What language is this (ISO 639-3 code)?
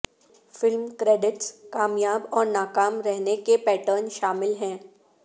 urd